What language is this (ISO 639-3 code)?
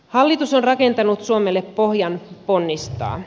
fin